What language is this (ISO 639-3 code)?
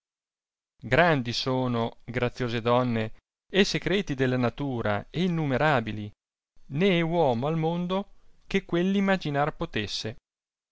ita